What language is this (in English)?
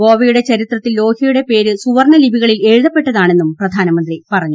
Malayalam